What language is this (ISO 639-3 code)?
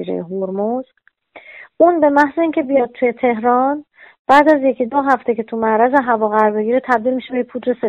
fas